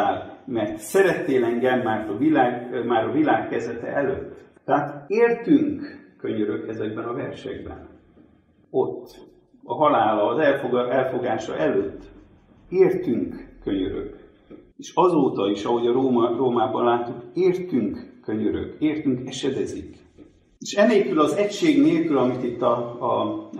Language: Hungarian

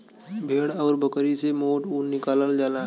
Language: Bhojpuri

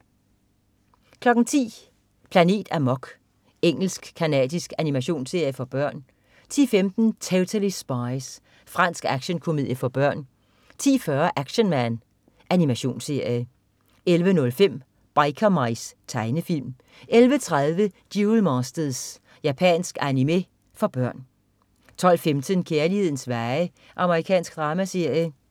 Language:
Danish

